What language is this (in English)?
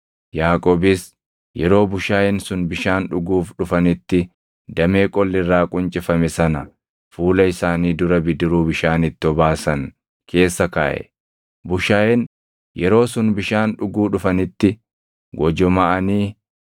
Oromo